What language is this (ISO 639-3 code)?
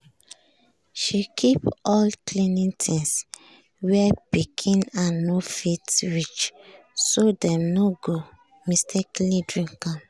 pcm